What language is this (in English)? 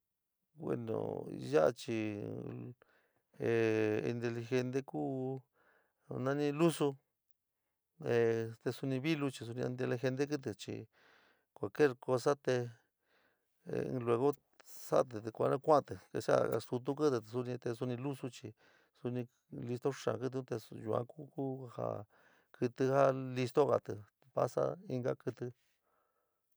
San Miguel El Grande Mixtec